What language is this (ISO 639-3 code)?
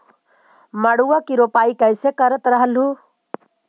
mag